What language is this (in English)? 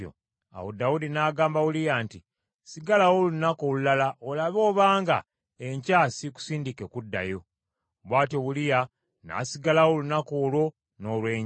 Ganda